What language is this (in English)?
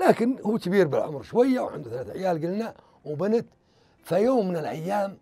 Arabic